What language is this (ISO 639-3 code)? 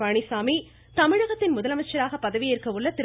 tam